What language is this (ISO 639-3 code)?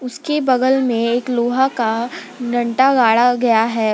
hin